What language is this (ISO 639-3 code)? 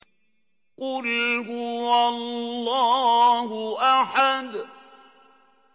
ara